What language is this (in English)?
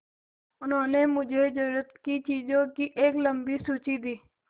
Hindi